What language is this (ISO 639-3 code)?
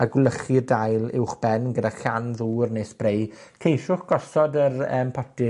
cym